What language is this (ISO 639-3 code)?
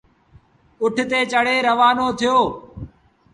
sbn